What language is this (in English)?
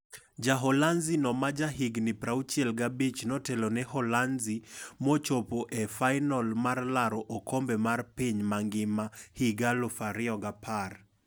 Luo (Kenya and Tanzania)